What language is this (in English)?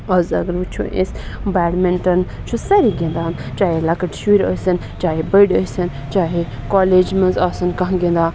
Kashmiri